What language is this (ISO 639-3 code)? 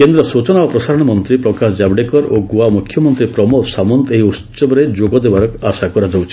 ori